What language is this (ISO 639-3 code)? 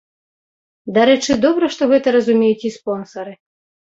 bel